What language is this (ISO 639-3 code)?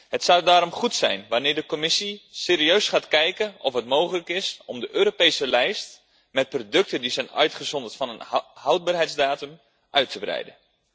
nld